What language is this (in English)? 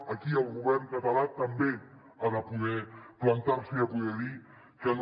Catalan